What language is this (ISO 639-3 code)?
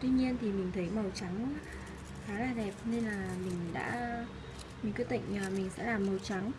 vie